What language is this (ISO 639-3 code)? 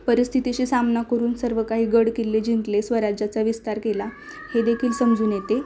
mar